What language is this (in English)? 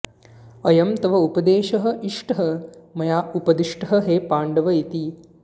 Sanskrit